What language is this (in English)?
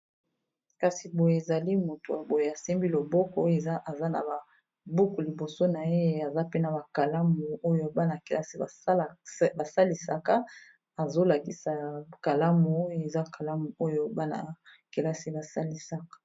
Lingala